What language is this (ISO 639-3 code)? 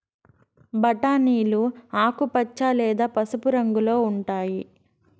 tel